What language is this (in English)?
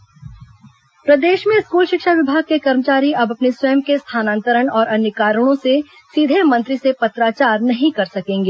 Hindi